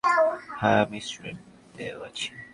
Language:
Bangla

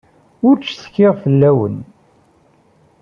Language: Kabyle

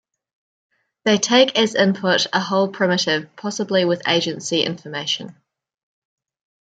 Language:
English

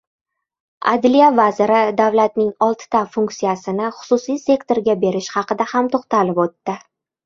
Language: Uzbek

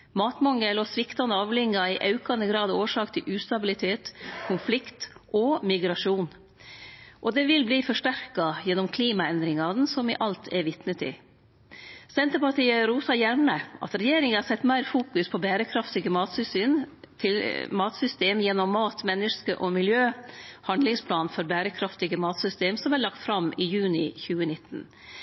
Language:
Norwegian Nynorsk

